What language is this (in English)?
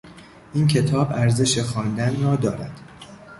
Persian